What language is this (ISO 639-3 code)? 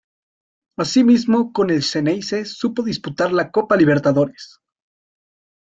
spa